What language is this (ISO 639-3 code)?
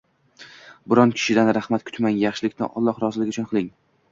uzb